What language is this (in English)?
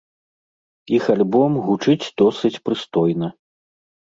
Belarusian